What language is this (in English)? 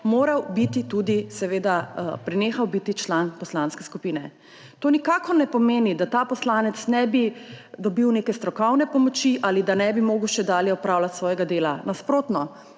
Slovenian